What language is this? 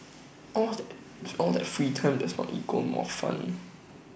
English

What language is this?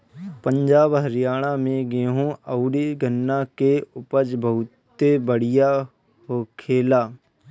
Bhojpuri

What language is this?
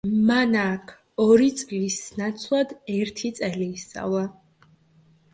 Georgian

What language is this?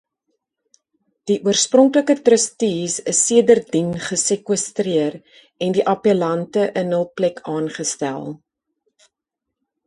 Afrikaans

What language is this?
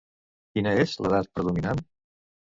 Catalan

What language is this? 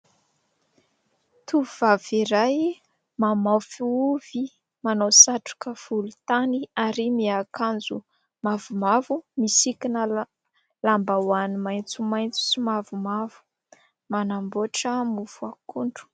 Malagasy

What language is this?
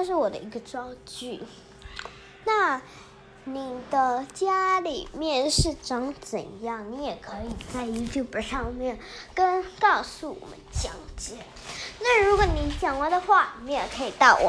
Chinese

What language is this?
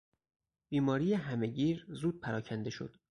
Persian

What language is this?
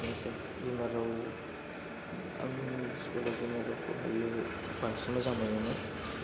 Bodo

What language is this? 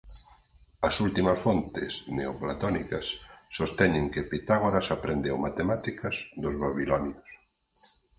Galician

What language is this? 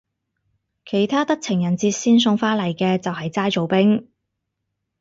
Cantonese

